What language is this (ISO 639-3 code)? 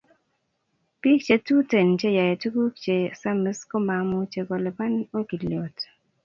kln